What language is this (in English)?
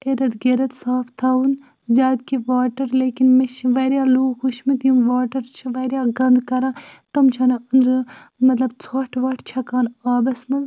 Kashmiri